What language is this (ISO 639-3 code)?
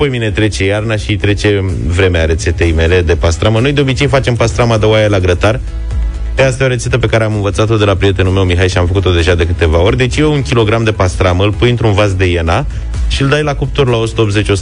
ron